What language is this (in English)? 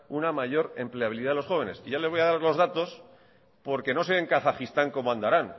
Spanish